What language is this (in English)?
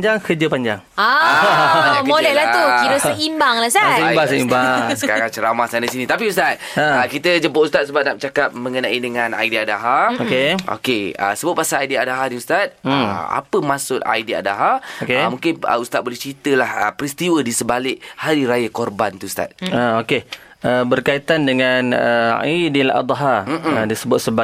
Malay